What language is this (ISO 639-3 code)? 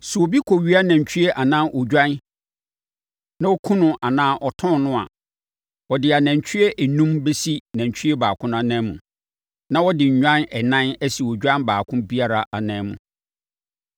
aka